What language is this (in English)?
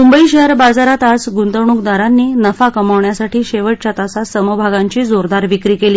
Marathi